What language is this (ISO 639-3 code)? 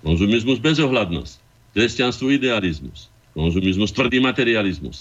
slk